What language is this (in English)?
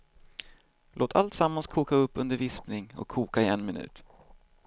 Swedish